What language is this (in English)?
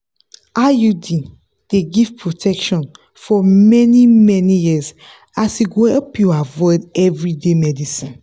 Nigerian Pidgin